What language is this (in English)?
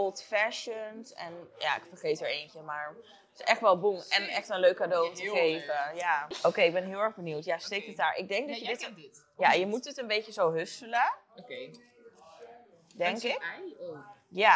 Dutch